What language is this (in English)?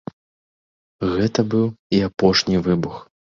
Belarusian